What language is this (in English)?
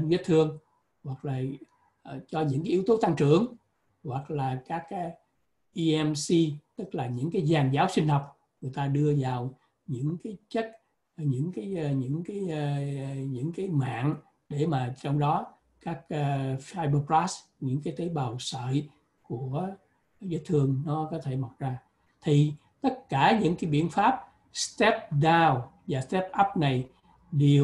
Vietnamese